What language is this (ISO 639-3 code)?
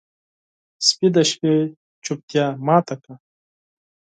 pus